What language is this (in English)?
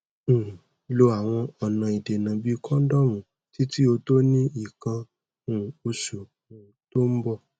Yoruba